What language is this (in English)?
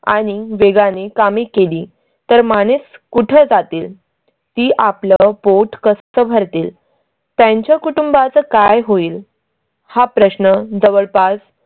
Marathi